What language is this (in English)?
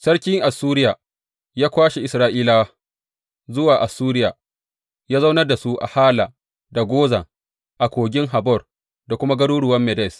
Hausa